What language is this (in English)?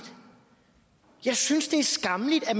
Danish